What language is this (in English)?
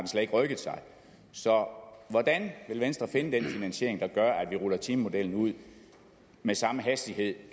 Danish